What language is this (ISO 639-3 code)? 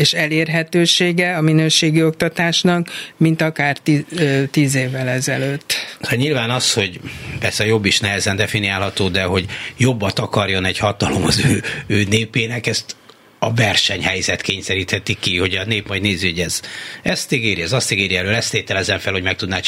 hun